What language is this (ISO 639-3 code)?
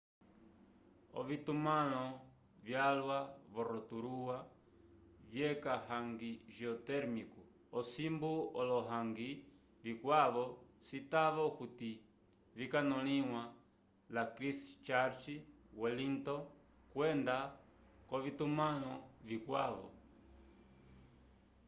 umb